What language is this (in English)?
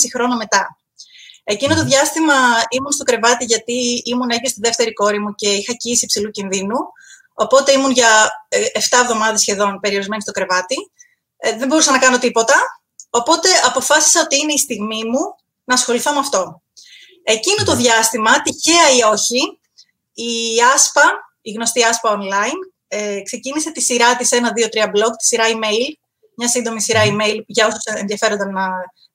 Greek